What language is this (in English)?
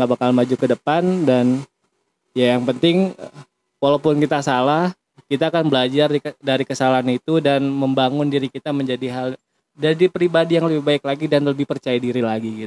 Indonesian